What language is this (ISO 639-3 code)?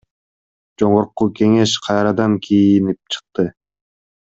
kir